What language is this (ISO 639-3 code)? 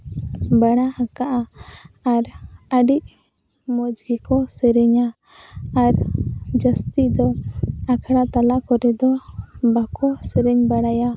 sat